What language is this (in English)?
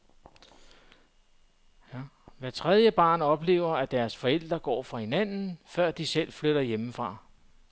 Danish